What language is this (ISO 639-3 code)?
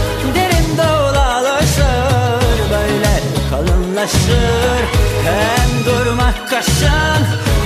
tur